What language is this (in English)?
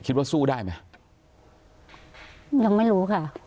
Thai